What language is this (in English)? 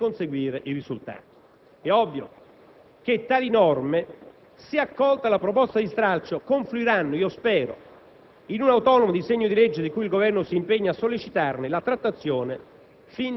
Italian